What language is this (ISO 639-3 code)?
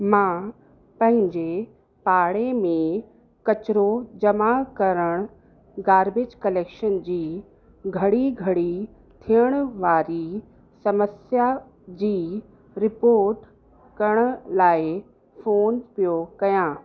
snd